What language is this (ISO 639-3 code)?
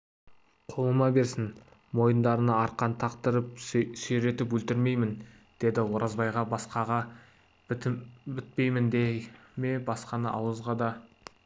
kaz